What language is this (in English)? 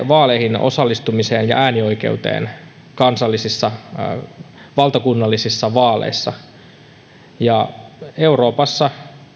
Finnish